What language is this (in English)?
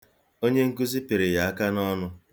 Igbo